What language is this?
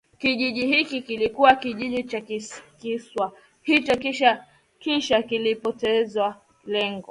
Swahili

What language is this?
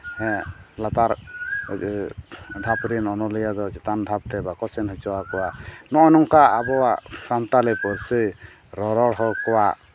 Santali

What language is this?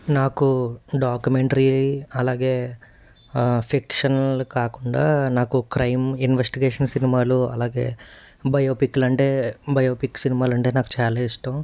Telugu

